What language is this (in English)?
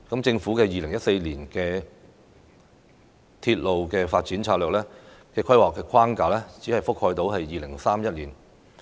Cantonese